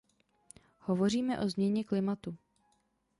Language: Czech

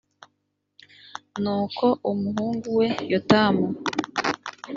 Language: Kinyarwanda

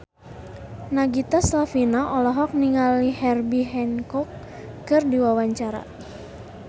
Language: Sundanese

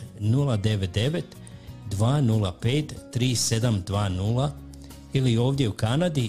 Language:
Croatian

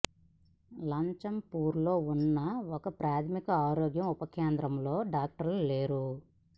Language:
Telugu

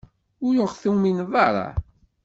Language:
Kabyle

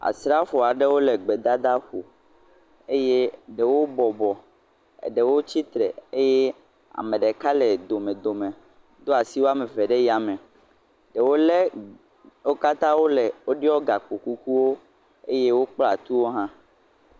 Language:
Ewe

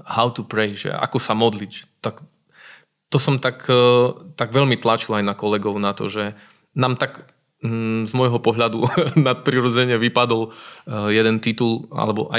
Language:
Slovak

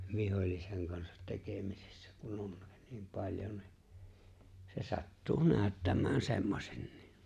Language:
Finnish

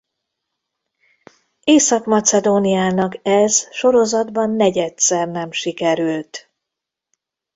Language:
Hungarian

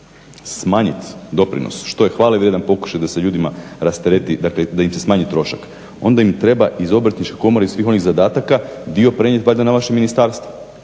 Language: Croatian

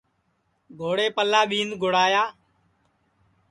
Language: Sansi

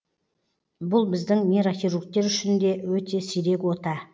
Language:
Kazakh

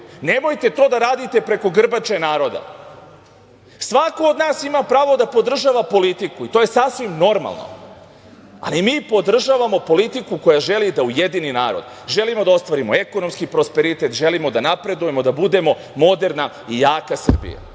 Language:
Serbian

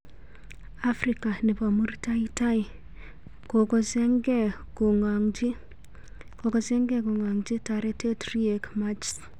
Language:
Kalenjin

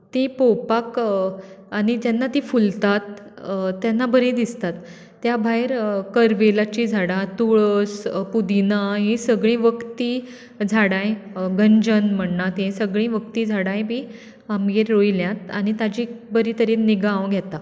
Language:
Konkani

